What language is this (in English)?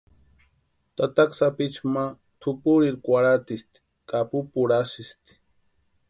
Western Highland Purepecha